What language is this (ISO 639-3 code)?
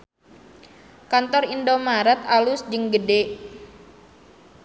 sun